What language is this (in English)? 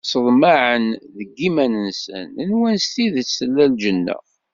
Kabyle